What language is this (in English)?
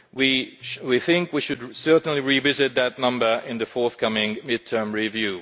English